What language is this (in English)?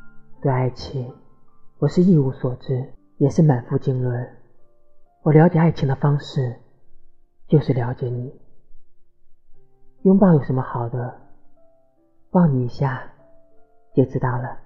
Chinese